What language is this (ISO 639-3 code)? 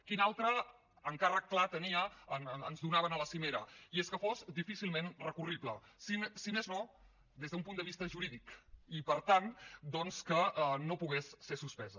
cat